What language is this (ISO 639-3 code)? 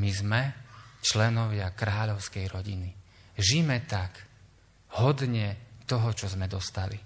slk